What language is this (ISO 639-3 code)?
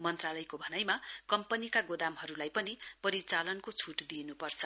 nep